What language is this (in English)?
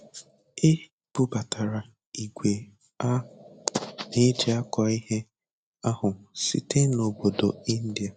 Igbo